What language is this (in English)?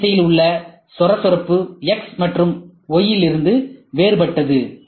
Tamil